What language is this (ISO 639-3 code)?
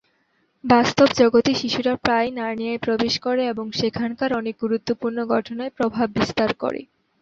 ben